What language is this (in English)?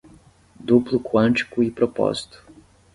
Portuguese